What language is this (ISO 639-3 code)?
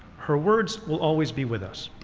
eng